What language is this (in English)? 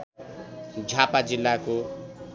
Nepali